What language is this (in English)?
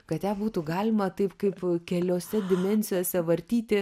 Lithuanian